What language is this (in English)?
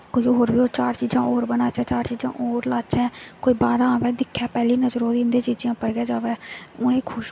Dogri